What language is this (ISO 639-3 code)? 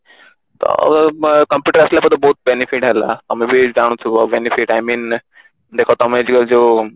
ori